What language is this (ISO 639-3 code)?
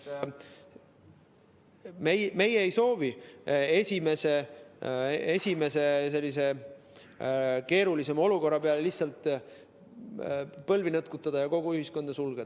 est